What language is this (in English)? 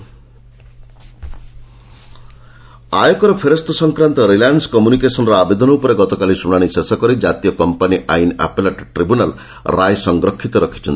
Odia